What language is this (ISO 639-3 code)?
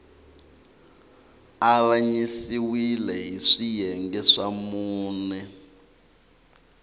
tso